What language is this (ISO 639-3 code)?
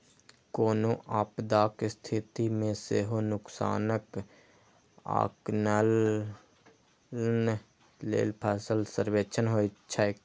mai